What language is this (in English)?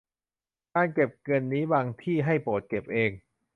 Thai